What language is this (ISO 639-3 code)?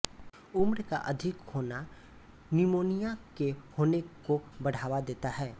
hin